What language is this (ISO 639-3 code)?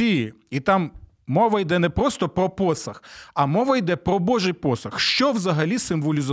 ukr